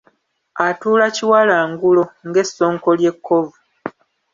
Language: Ganda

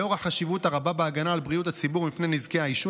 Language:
Hebrew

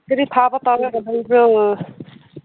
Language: Manipuri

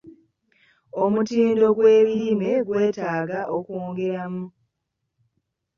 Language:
Ganda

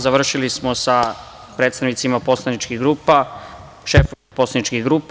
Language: Serbian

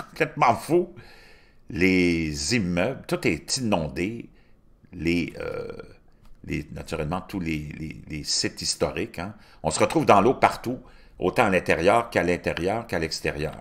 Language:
French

